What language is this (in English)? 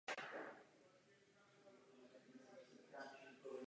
Czech